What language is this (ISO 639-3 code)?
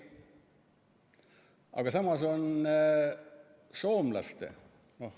est